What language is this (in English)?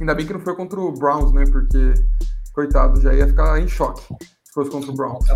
Portuguese